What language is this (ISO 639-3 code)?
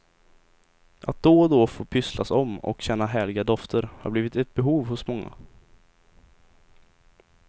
swe